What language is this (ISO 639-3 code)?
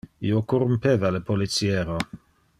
ina